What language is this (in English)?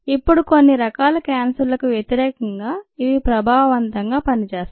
Telugu